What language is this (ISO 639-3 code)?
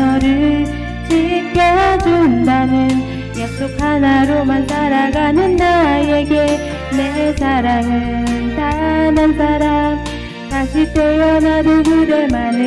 kor